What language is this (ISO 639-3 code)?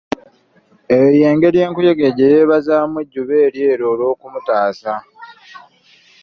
lug